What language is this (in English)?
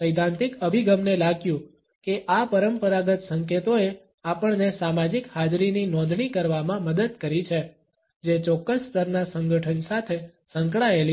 Gujarati